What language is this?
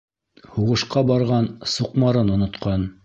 Bashkir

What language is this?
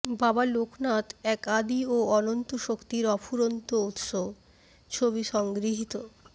Bangla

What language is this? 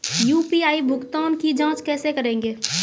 Maithili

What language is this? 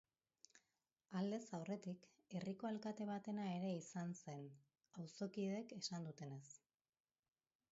Basque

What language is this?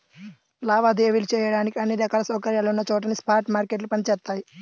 Telugu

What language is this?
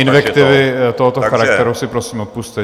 Czech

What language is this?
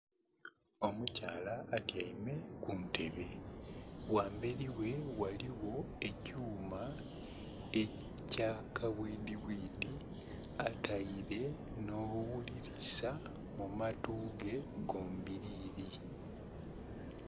Soga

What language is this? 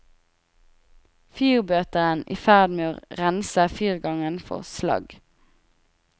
Norwegian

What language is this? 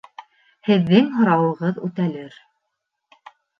Bashkir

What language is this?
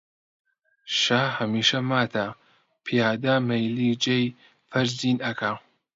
Central Kurdish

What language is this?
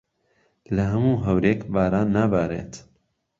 Central Kurdish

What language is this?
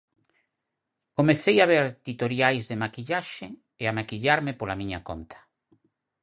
Galician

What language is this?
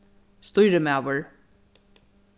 Faroese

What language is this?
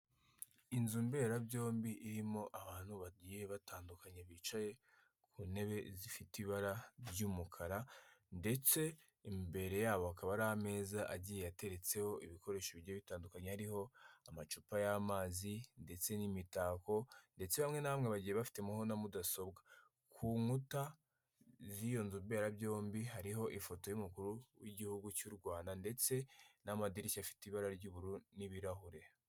Kinyarwanda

